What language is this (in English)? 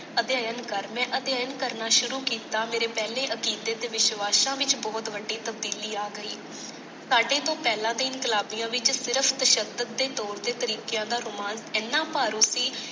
Punjabi